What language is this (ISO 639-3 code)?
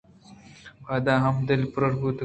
bgp